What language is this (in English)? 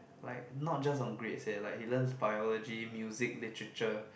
English